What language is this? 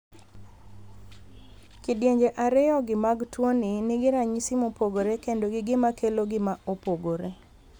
Luo (Kenya and Tanzania)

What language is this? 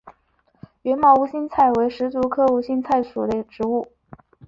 Chinese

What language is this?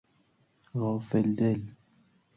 Persian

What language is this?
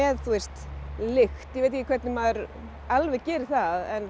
Icelandic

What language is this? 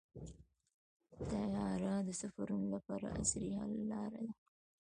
Pashto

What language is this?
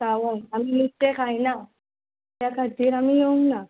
Konkani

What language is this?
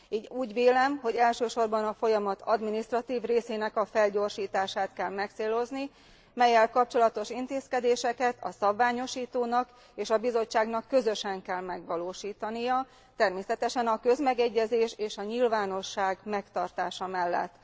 Hungarian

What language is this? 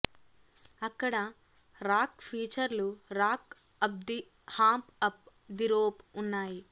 Telugu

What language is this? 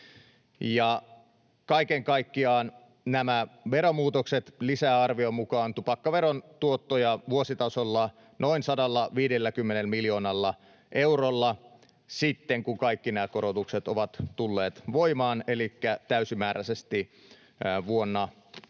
Finnish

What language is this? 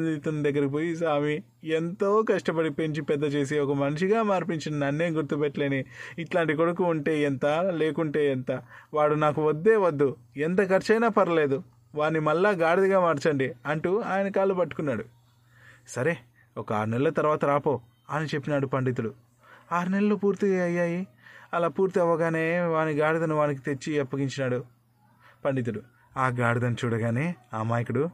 Telugu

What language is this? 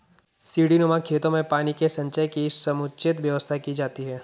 Hindi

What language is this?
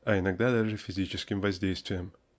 Russian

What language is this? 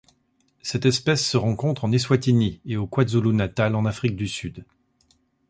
French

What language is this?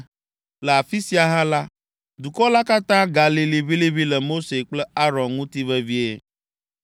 Ewe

